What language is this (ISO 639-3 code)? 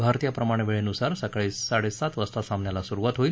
mar